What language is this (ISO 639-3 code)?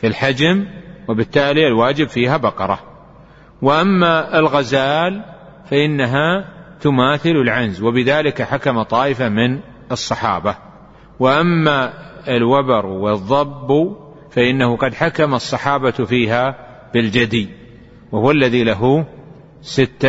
ara